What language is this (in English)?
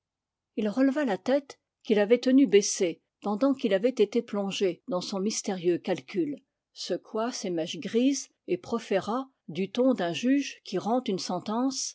French